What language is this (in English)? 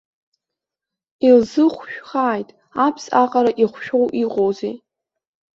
Abkhazian